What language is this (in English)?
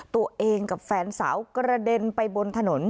Thai